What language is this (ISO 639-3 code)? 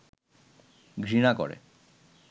ben